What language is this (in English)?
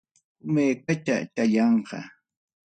Ayacucho Quechua